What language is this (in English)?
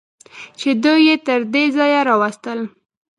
Pashto